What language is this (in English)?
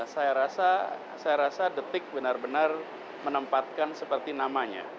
Indonesian